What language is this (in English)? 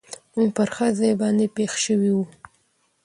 Pashto